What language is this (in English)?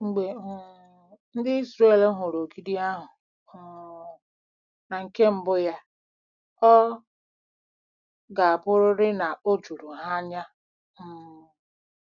Igbo